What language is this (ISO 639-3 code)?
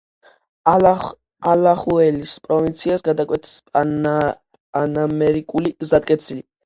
kat